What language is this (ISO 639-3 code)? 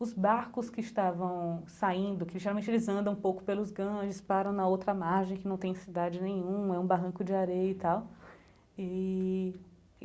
por